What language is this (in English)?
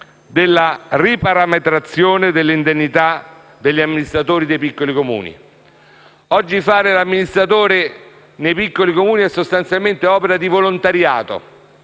Italian